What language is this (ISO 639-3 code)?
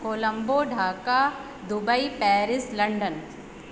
snd